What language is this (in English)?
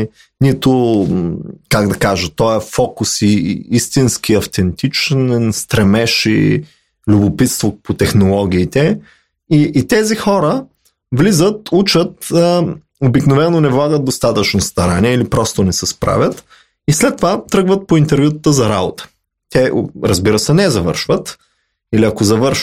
Bulgarian